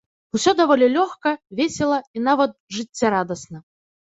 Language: Belarusian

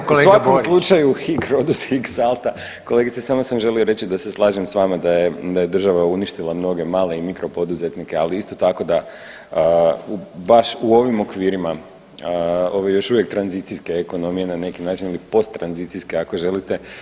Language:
Croatian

